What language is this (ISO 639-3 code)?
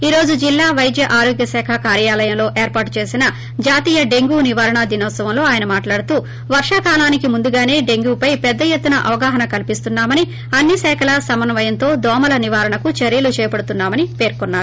tel